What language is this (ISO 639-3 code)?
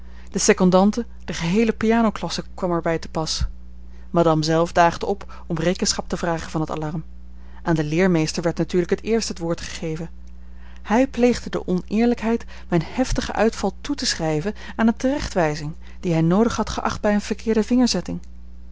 nld